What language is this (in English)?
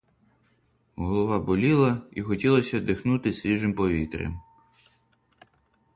Ukrainian